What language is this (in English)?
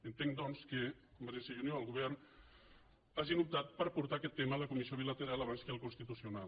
Catalan